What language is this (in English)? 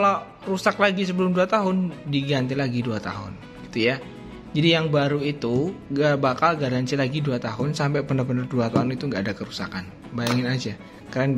Indonesian